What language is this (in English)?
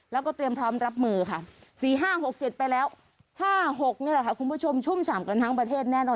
Thai